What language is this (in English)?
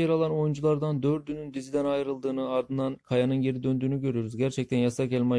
Turkish